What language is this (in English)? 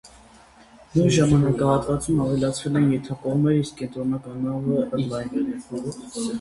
Armenian